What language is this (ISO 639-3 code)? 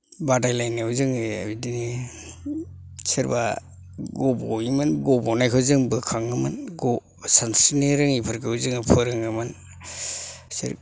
brx